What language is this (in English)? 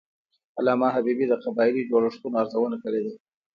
Pashto